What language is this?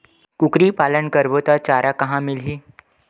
Chhattisgarhi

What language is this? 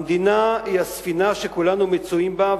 Hebrew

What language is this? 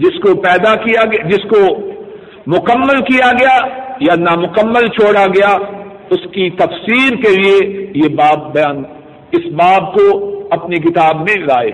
Urdu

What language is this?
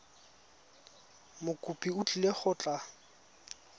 Tswana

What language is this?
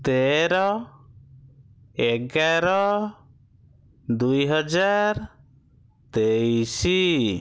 Odia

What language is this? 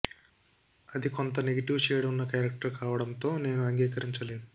Telugu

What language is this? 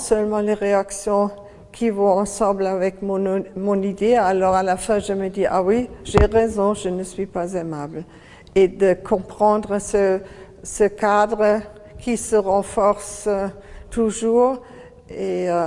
French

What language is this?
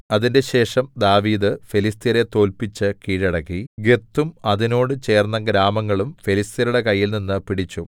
Malayalam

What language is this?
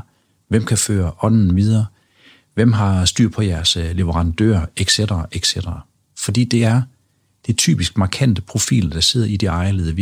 Danish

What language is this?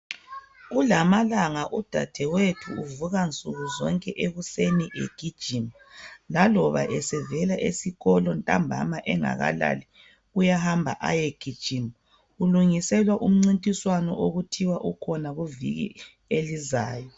North Ndebele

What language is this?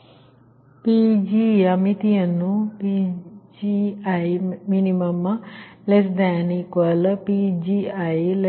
Kannada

